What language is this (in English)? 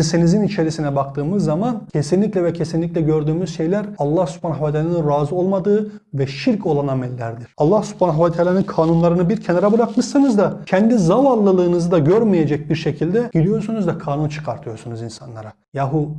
Turkish